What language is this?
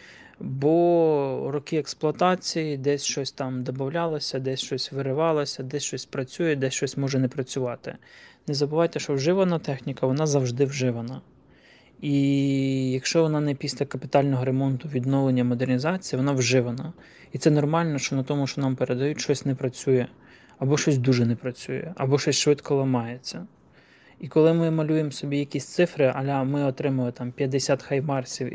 Ukrainian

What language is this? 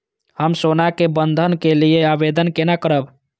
Maithili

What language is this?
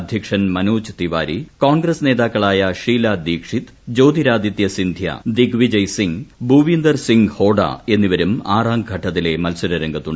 Malayalam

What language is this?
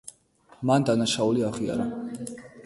Georgian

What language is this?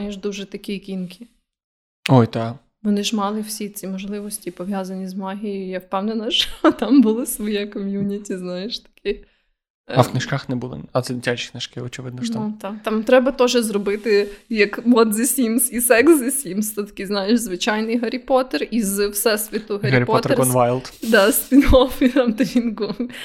Ukrainian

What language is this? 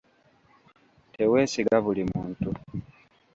Ganda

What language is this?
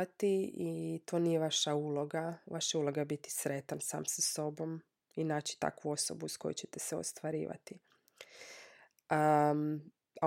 Croatian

